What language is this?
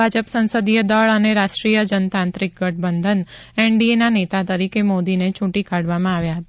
Gujarati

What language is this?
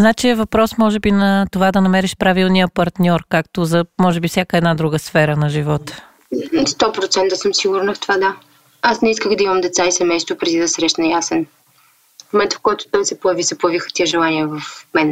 Bulgarian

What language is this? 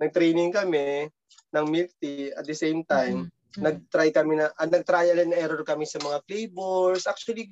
Filipino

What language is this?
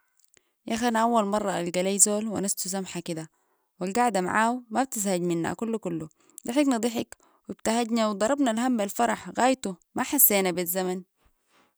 Sudanese Arabic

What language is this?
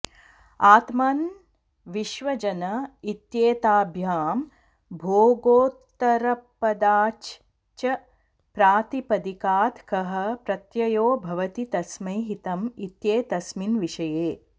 Sanskrit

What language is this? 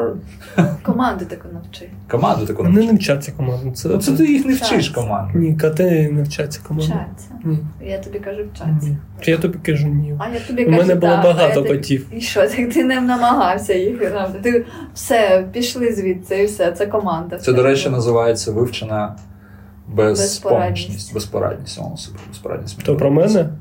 Ukrainian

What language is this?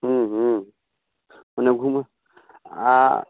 Maithili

